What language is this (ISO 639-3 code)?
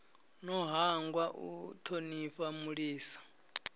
ven